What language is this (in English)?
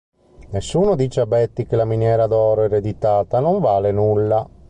Italian